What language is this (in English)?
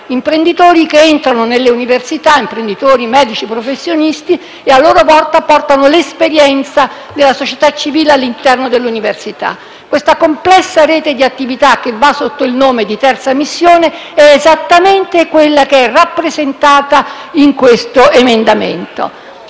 Italian